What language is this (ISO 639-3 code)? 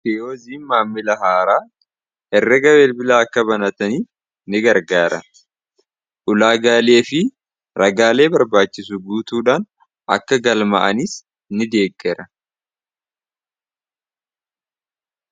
orm